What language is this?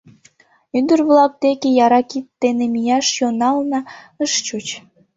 Mari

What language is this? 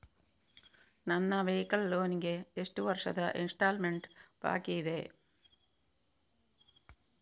Kannada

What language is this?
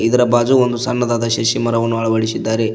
Kannada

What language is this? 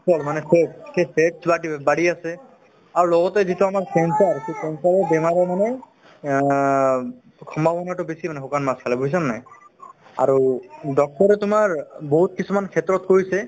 Assamese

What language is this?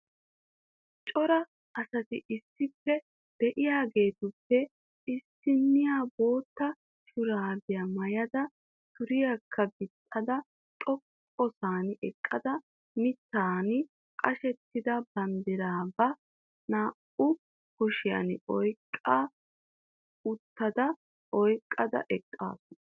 Wolaytta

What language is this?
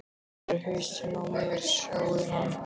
Icelandic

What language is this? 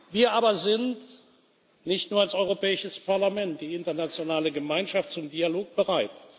German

